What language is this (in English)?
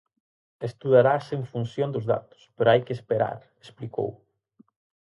Galician